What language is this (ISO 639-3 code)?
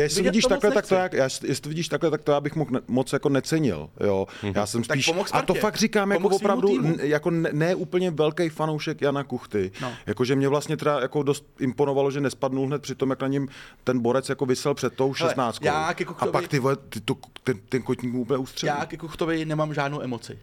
ces